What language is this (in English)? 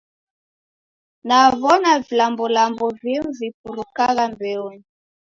Taita